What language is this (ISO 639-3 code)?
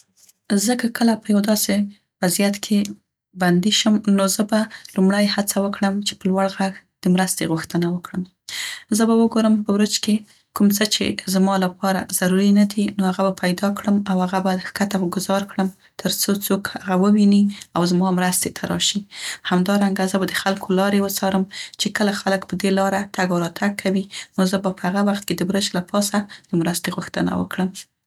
pst